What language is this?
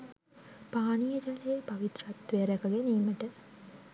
Sinhala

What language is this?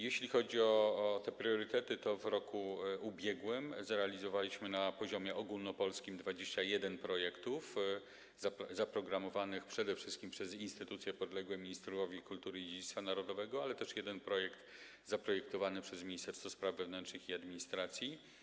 Polish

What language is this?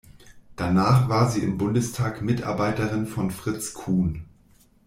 German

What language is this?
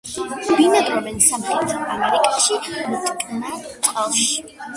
Georgian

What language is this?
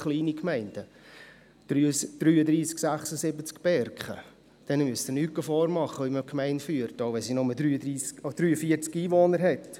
Swiss German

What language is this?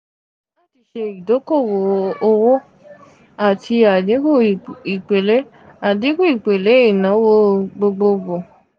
Yoruba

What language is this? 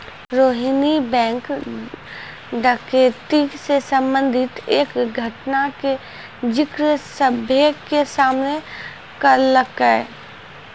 Maithili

